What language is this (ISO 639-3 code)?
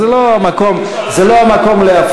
heb